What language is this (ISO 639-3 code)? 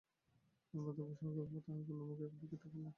ben